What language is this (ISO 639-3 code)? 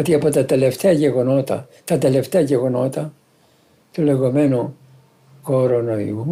ell